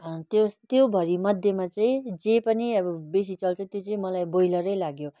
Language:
Nepali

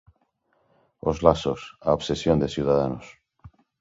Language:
Galician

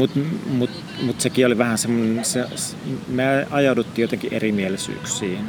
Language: Finnish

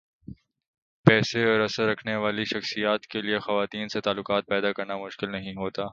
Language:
Urdu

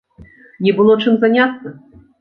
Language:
Belarusian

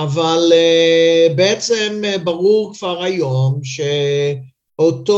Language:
Hebrew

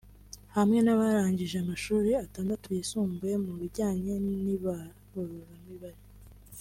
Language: Kinyarwanda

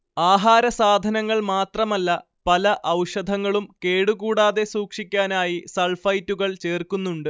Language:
Malayalam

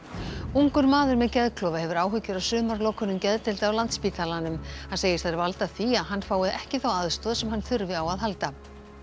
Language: Icelandic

